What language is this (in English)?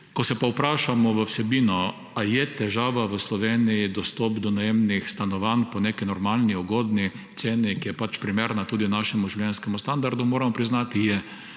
Slovenian